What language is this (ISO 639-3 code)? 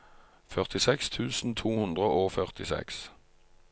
nor